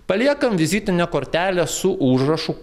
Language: Lithuanian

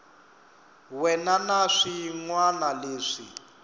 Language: Tsonga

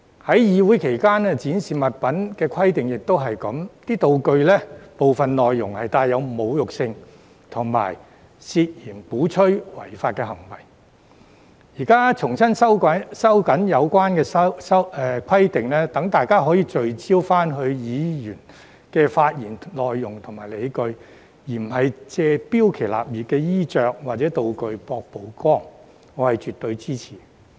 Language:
Cantonese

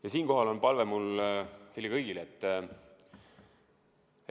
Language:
Estonian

